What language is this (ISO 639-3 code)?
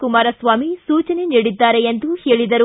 kan